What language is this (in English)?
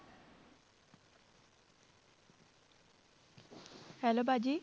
Punjabi